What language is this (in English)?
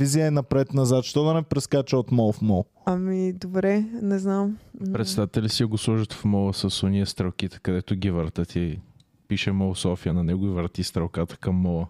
Bulgarian